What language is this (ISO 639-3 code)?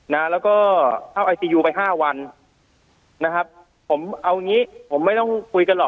tha